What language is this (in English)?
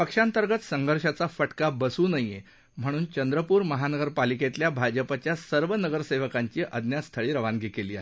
Marathi